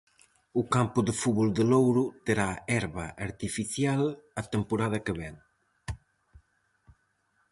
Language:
Galician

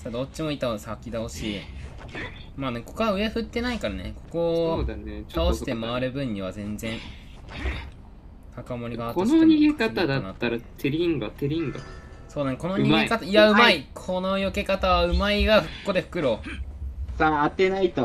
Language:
Japanese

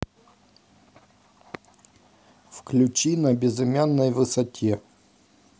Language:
Russian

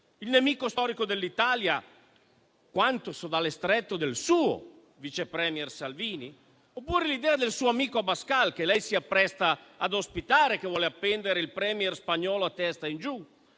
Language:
Italian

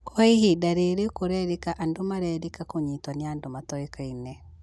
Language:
Kikuyu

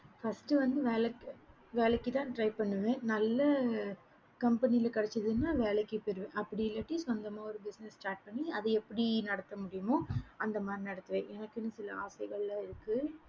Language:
Tamil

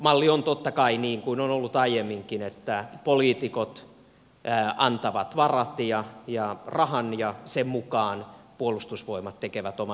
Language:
Finnish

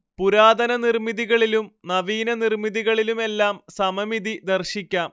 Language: Malayalam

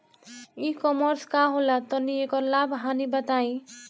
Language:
Bhojpuri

